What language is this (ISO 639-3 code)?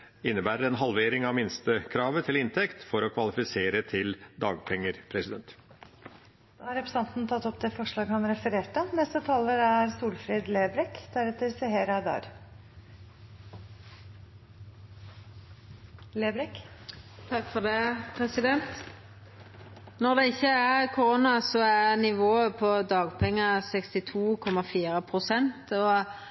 nor